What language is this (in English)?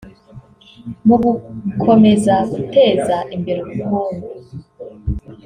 Kinyarwanda